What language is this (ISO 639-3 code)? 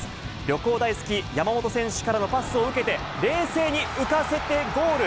jpn